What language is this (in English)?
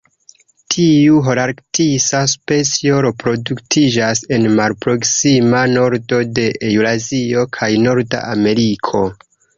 Esperanto